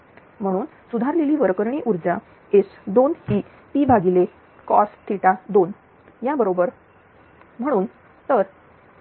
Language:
Marathi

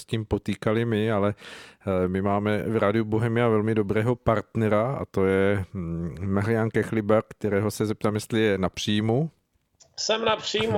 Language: Czech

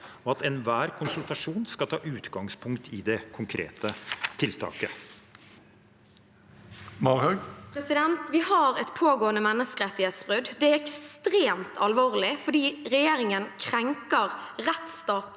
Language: Norwegian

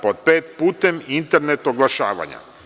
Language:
Serbian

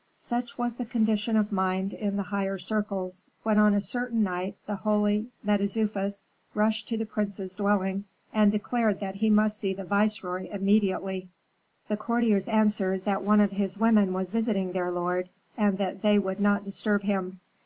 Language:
English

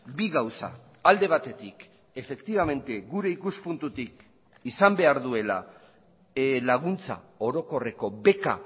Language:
Basque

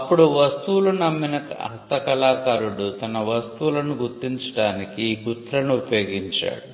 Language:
Telugu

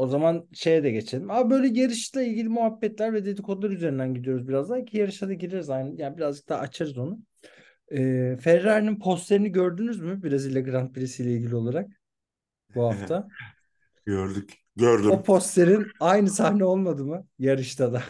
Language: Turkish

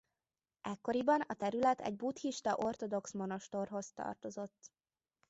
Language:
Hungarian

